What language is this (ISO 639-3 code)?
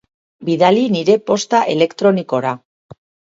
eus